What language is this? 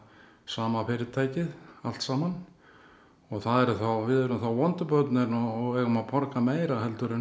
Icelandic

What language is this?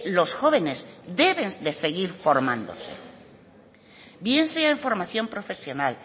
Spanish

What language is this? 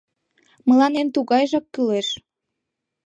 Mari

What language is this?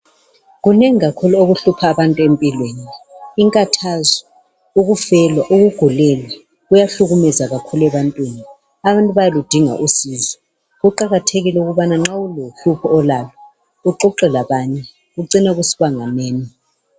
North Ndebele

